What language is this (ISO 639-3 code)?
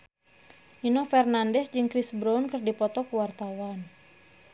sun